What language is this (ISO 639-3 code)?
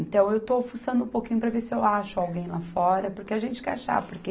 por